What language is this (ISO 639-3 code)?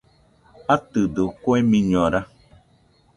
hux